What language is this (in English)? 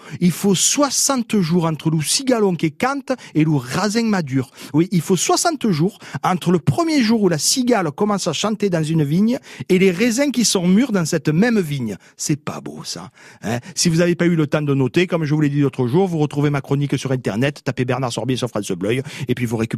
French